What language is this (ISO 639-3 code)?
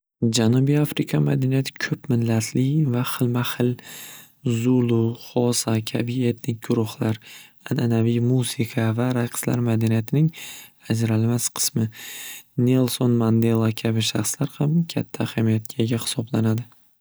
uzb